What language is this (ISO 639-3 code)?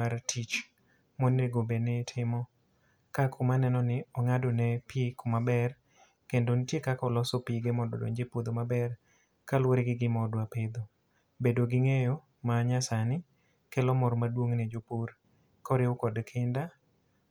luo